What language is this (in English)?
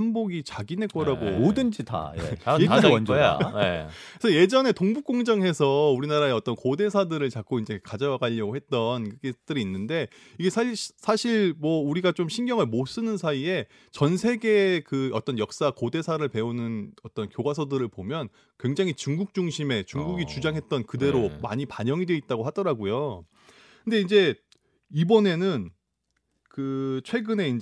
Korean